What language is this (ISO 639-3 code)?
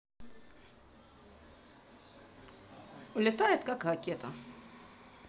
rus